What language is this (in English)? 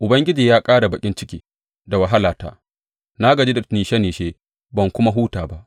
Hausa